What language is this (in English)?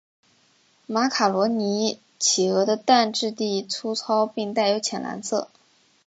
Chinese